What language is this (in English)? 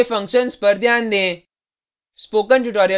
Hindi